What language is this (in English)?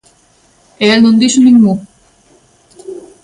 Galician